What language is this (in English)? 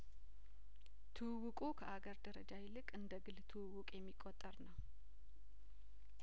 Amharic